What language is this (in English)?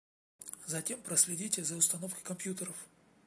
Russian